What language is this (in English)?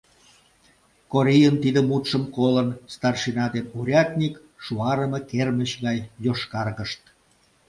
Mari